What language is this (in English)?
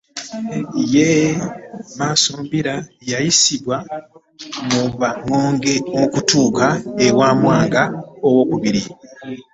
Ganda